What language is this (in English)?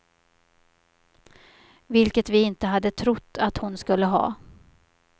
Swedish